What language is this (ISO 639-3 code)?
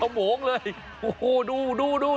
tha